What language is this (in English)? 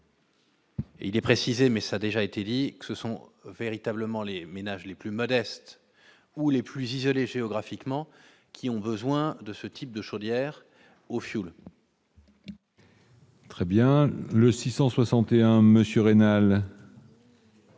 French